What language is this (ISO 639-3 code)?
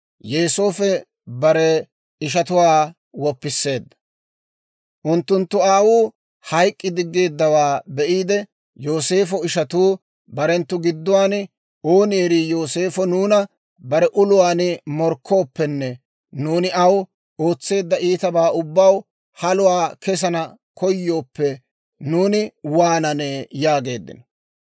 dwr